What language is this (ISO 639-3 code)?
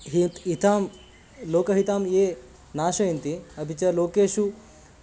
san